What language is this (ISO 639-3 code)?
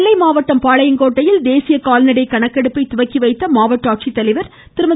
tam